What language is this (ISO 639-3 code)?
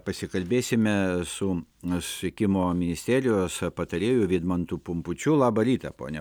lit